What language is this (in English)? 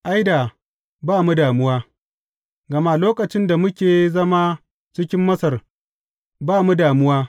Hausa